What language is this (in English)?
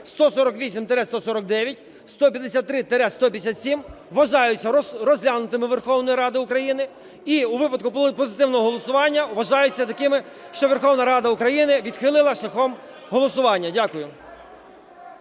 Ukrainian